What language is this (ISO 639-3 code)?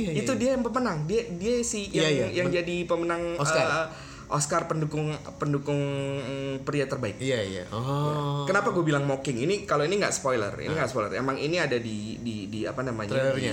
ind